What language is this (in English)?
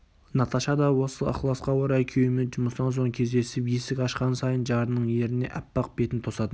Kazakh